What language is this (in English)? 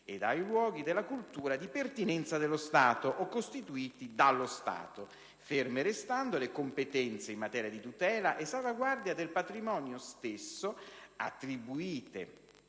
Italian